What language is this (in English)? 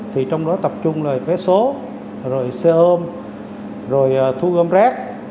Vietnamese